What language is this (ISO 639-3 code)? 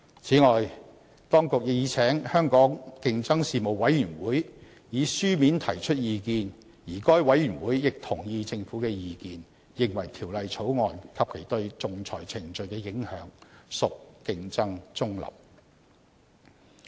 yue